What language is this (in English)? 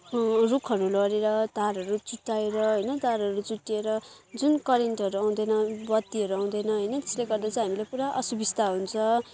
Nepali